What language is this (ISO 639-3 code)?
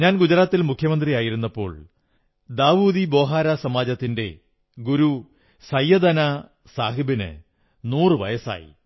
mal